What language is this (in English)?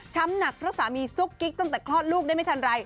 Thai